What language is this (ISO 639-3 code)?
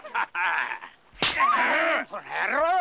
jpn